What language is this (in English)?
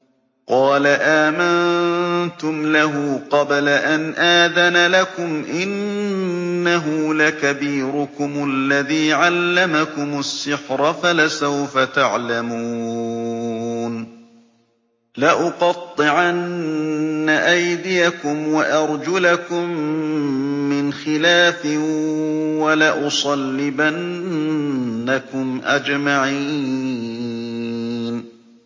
Arabic